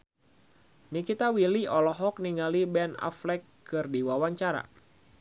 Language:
Sundanese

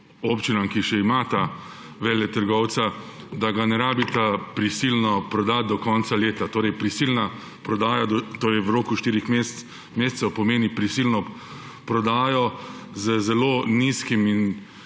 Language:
Slovenian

